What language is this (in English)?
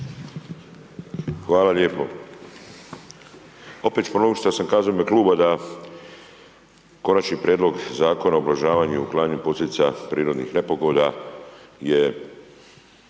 Croatian